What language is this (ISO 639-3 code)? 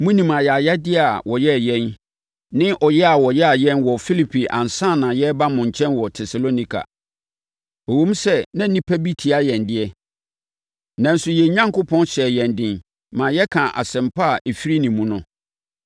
aka